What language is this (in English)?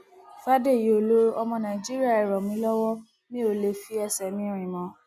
Yoruba